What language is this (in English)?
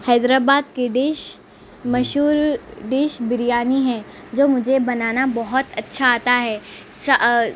Urdu